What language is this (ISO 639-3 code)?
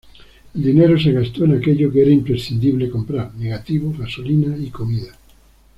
spa